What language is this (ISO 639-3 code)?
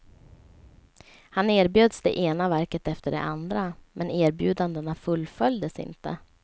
swe